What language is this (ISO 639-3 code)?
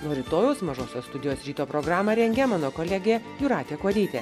lit